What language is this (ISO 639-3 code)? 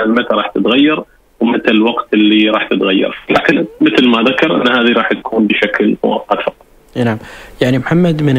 ara